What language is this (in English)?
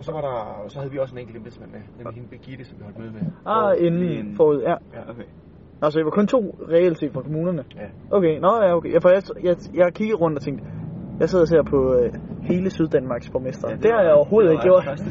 Danish